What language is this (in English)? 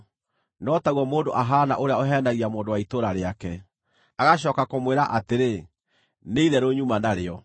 Kikuyu